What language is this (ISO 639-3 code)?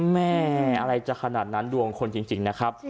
tha